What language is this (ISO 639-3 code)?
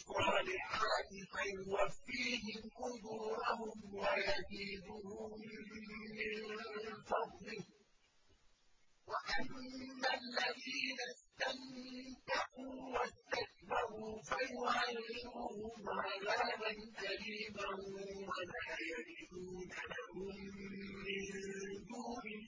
ara